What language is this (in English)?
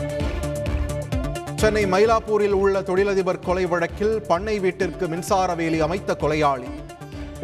Tamil